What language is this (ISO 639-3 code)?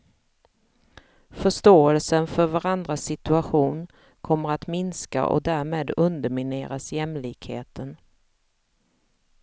swe